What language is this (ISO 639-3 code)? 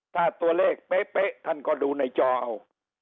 tha